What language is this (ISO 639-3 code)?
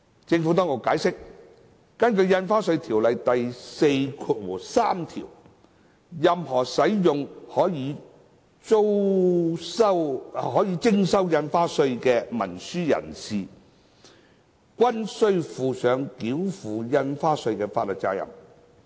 yue